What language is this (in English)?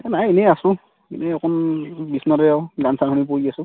Assamese